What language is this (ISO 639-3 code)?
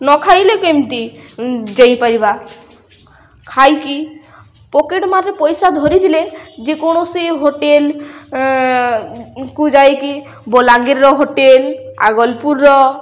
ori